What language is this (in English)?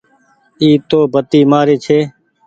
Goaria